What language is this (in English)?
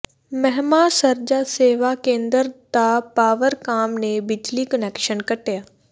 Punjabi